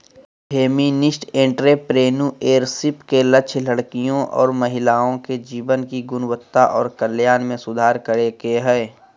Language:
Magahi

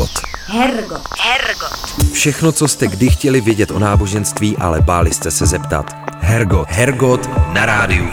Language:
Czech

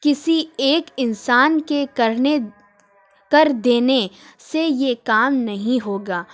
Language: Urdu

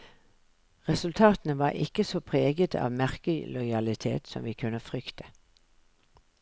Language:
Norwegian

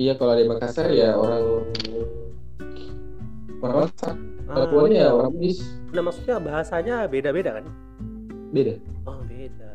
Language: Indonesian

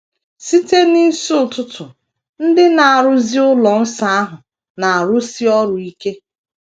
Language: Igbo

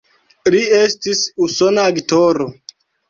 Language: Esperanto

